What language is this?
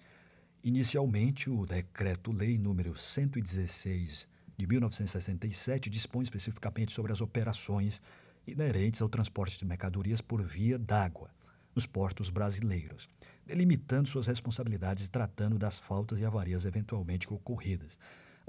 Portuguese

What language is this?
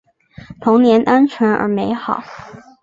Chinese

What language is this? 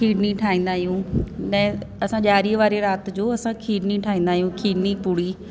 Sindhi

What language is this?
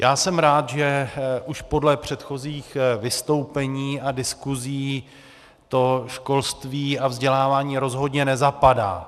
Czech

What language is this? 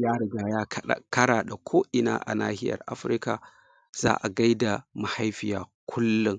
Hausa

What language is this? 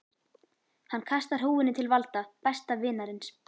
Icelandic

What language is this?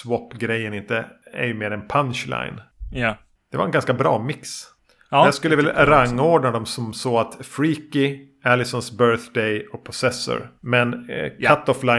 Swedish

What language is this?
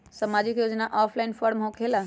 Magahi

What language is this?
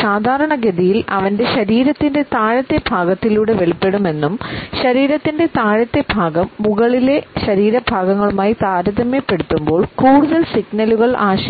Malayalam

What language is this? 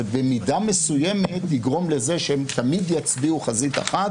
Hebrew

